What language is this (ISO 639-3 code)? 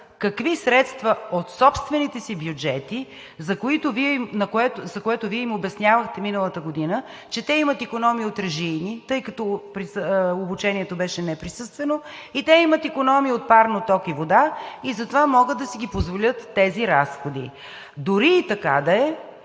bul